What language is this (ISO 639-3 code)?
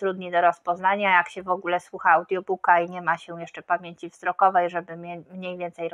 pol